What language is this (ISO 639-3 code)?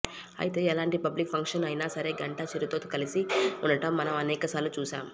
tel